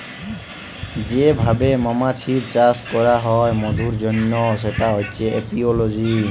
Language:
Bangla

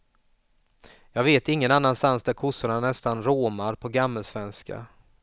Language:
Swedish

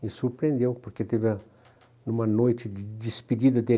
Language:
Portuguese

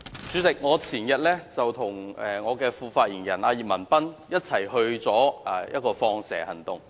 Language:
Cantonese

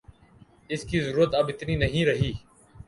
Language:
Urdu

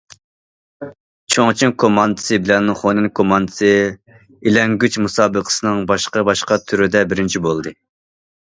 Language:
Uyghur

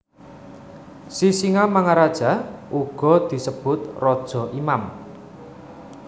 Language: Javanese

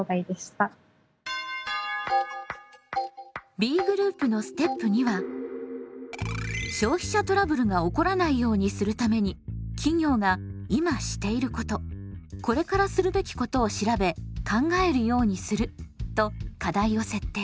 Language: Japanese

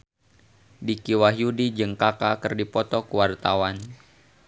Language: Sundanese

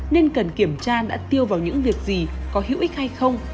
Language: Vietnamese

